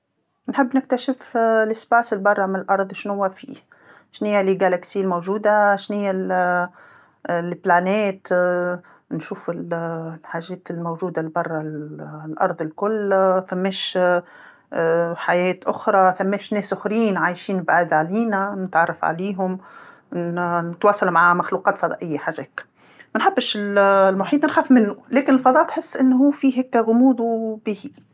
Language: Tunisian Arabic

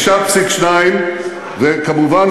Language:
Hebrew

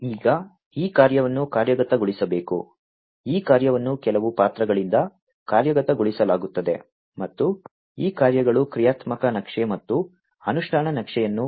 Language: Kannada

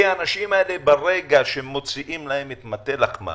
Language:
Hebrew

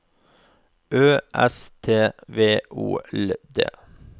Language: Norwegian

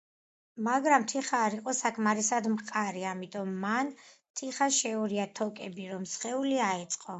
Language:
Georgian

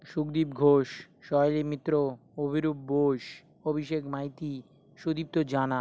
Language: Bangla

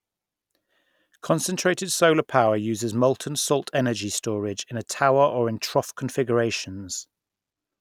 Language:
English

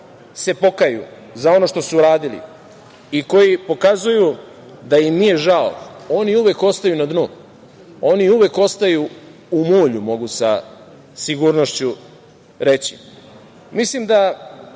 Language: Serbian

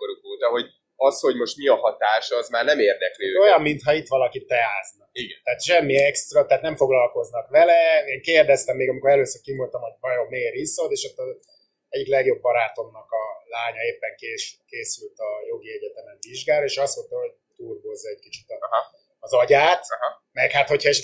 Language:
Hungarian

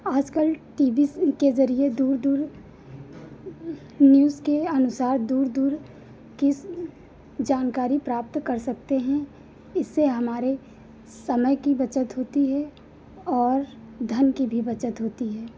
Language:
Hindi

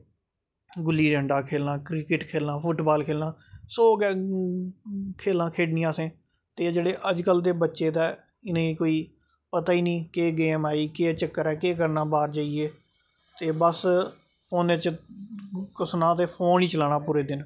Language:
Dogri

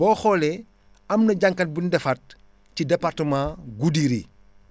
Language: Wolof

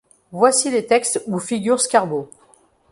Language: French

